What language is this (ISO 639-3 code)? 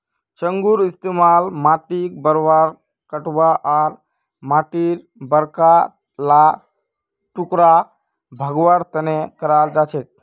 mag